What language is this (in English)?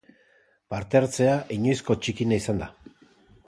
Basque